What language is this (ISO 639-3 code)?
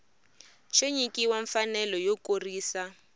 tso